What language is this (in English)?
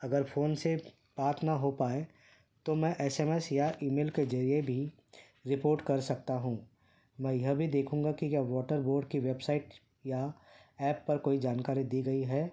Urdu